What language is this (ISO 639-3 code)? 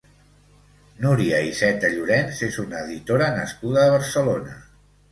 cat